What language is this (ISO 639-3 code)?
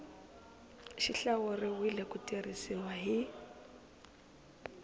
tso